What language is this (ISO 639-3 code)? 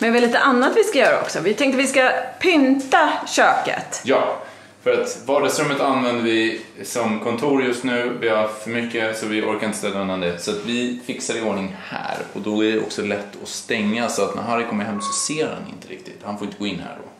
swe